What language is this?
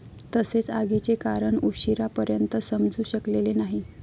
Marathi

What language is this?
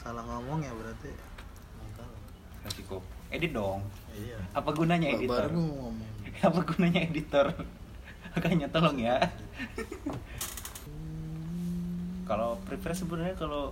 Indonesian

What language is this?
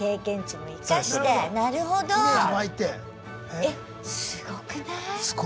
Japanese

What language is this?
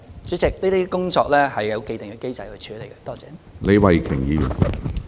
Cantonese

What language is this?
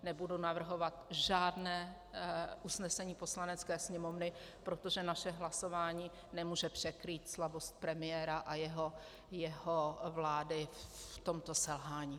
Czech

